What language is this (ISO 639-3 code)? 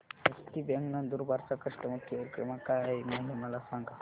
mar